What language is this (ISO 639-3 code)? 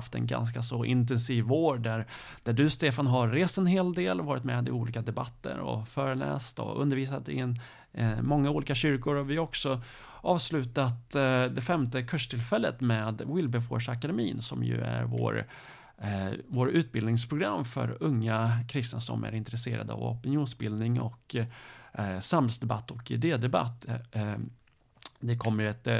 swe